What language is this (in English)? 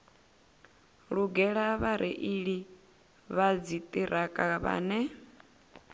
Venda